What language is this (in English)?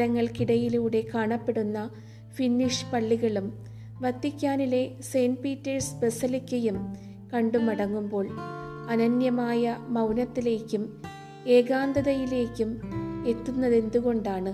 Malayalam